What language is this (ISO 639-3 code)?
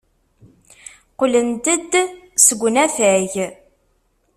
kab